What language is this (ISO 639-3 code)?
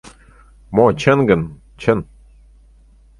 chm